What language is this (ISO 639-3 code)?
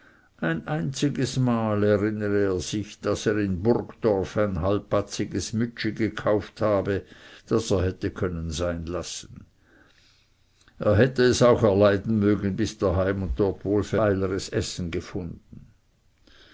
deu